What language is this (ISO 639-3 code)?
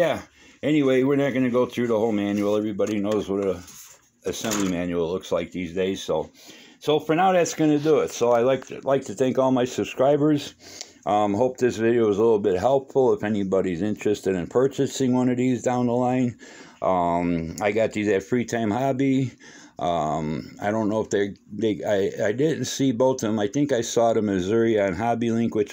eng